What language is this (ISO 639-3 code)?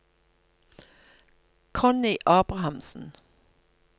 nor